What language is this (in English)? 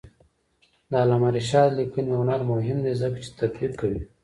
Pashto